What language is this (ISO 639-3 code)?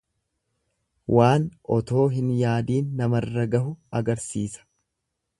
orm